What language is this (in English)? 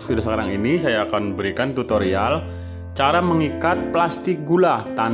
Indonesian